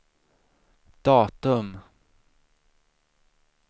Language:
Swedish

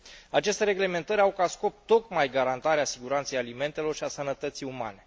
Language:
Romanian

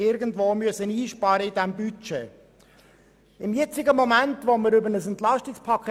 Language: Swiss German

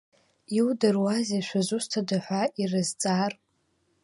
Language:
Abkhazian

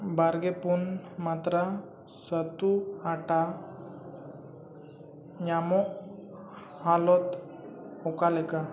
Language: Santali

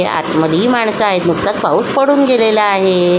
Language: Marathi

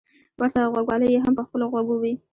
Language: Pashto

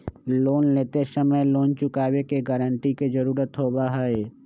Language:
Magahi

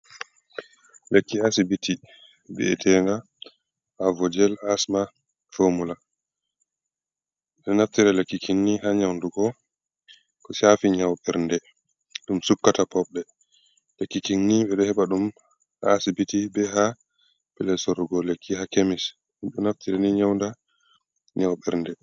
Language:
Fula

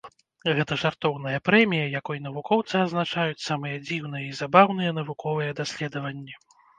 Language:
Belarusian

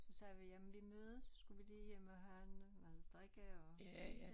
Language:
Danish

